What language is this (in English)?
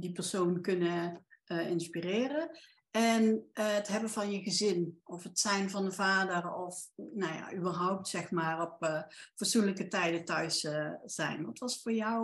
Dutch